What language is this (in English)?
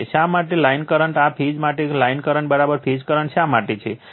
Gujarati